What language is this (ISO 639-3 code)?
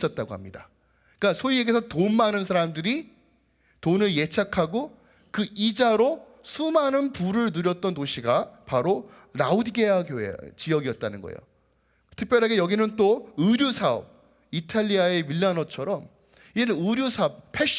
kor